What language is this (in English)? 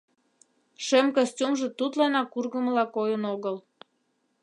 Mari